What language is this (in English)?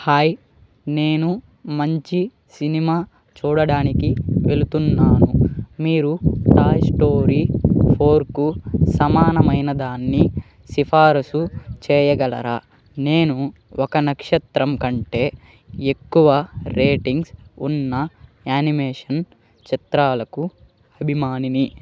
Telugu